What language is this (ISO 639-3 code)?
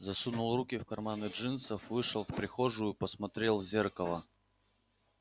rus